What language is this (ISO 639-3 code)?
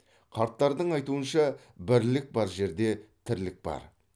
kaz